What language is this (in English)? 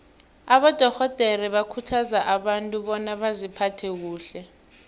South Ndebele